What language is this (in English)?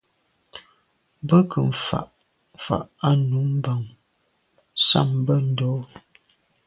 Medumba